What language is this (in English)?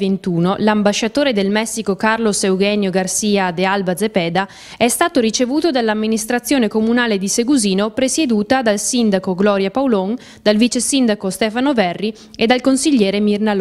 Italian